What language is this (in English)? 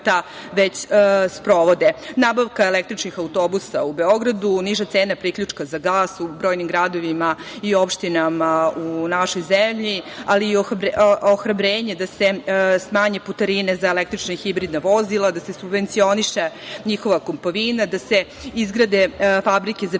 Serbian